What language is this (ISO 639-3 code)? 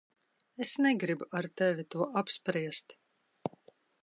lav